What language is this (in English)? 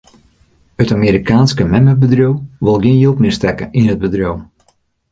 Western Frisian